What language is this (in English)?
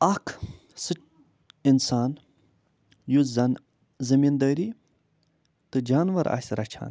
Kashmiri